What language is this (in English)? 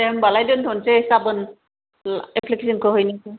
Bodo